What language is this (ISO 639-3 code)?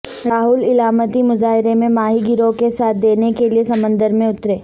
urd